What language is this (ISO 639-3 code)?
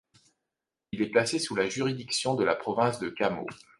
fra